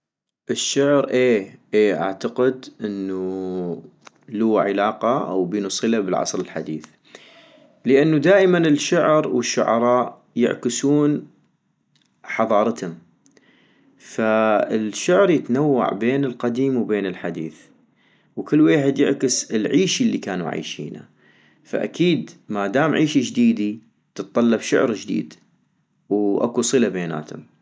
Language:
North Mesopotamian Arabic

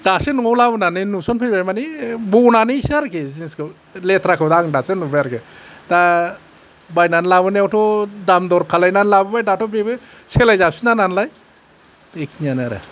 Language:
Bodo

